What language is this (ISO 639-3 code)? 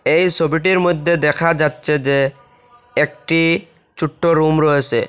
ben